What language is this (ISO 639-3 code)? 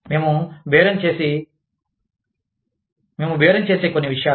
tel